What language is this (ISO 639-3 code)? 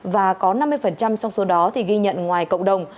vie